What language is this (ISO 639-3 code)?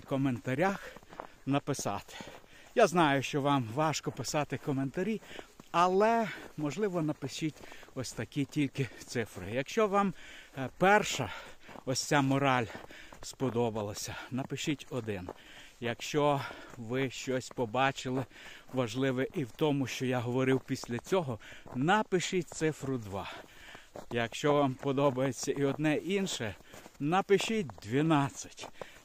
ukr